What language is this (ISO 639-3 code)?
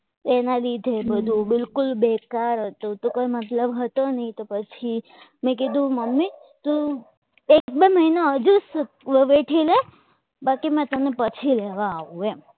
guj